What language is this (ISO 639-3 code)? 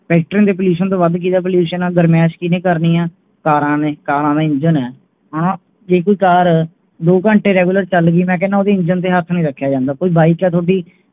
pan